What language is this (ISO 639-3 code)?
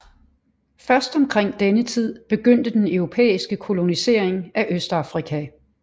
dan